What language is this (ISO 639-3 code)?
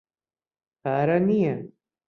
ckb